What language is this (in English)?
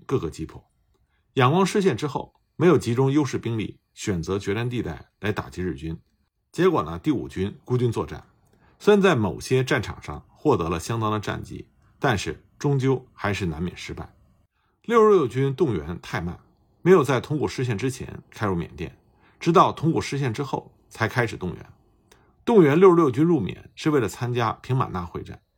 Chinese